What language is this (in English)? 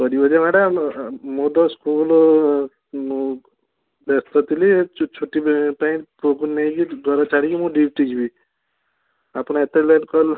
Odia